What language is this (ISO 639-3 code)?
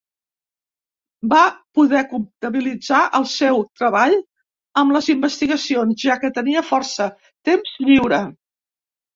cat